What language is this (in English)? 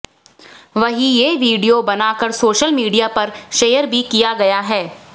Hindi